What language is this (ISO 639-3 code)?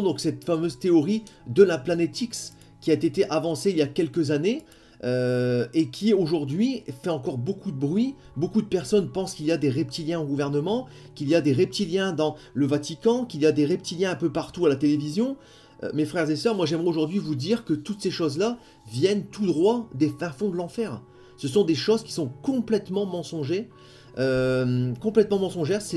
fra